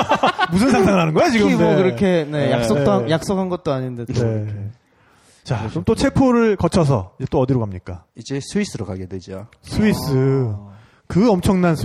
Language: Korean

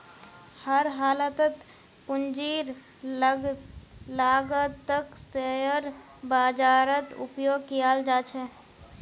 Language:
Magahi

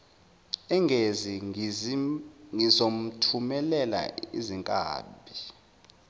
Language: Zulu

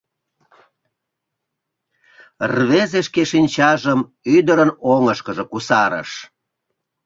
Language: Mari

